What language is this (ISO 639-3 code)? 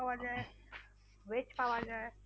ben